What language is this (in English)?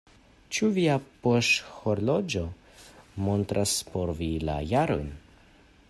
Esperanto